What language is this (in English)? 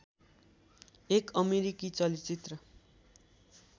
Nepali